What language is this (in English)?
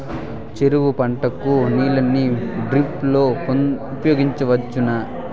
Telugu